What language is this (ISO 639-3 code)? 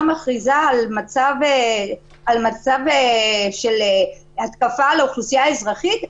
heb